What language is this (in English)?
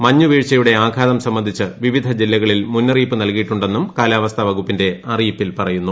Malayalam